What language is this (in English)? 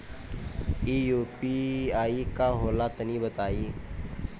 Bhojpuri